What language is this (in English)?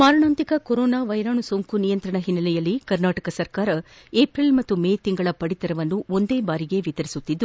Kannada